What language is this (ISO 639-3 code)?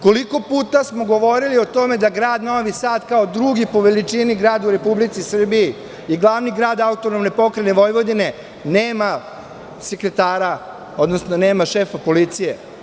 srp